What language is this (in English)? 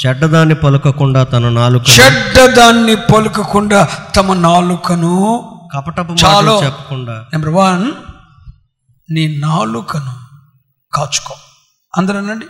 Telugu